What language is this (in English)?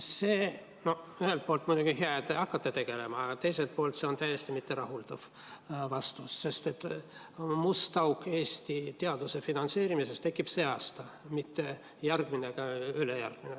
Estonian